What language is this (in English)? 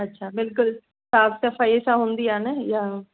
Sindhi